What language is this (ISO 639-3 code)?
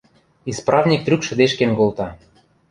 mrj